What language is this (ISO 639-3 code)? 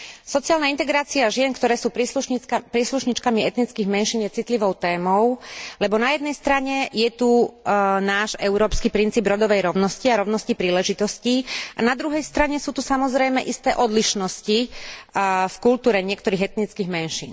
slk